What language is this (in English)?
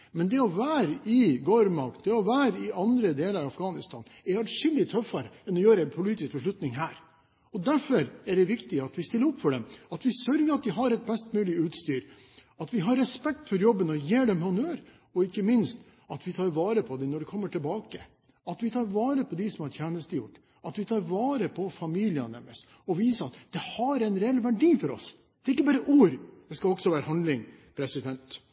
Norwegian Bokmål